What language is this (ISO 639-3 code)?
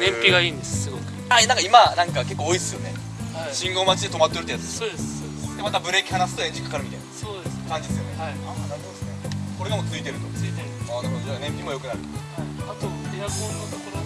jpn